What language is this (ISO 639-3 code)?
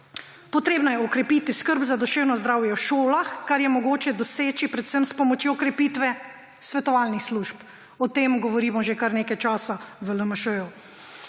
slv